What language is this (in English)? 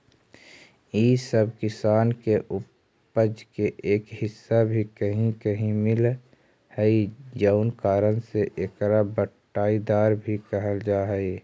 Magahi